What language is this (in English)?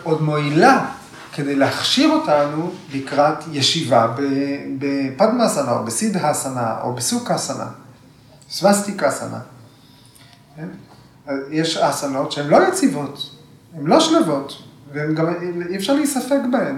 Hebrew